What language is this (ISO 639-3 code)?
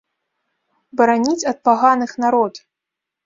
bel